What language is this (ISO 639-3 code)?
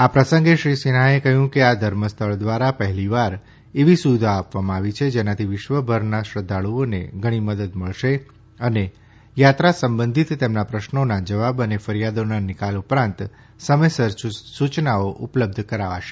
guj